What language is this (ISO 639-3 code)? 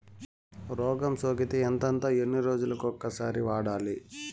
tel